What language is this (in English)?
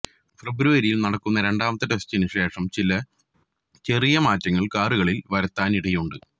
Malayalam